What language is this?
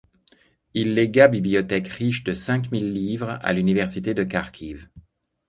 French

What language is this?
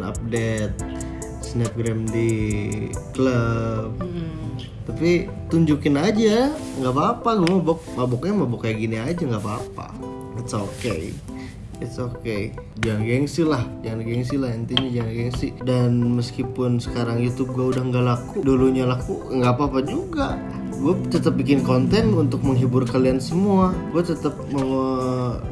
Indonesian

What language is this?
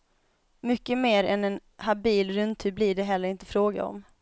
Swedish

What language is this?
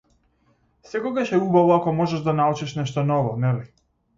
Macedonian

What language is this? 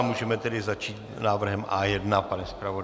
Czech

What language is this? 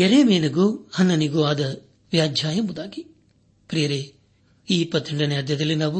Kannada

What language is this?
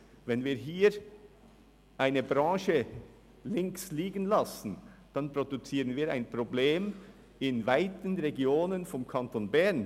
Swiss German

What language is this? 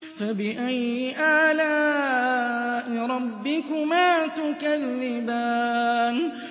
Arabic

